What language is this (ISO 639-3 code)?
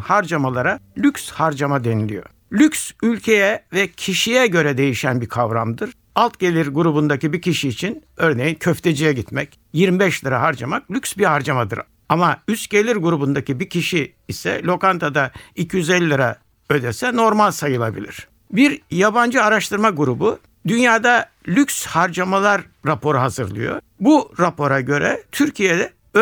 tur